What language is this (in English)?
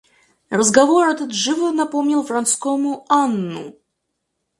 Russian